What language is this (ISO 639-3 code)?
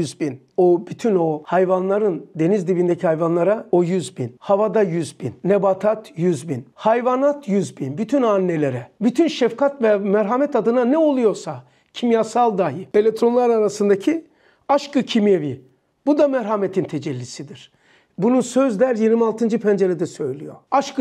tur